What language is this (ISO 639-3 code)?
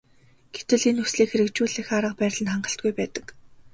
mon